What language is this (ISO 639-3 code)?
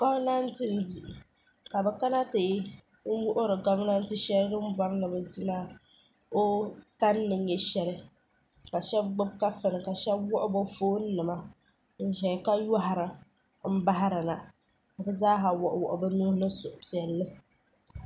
dag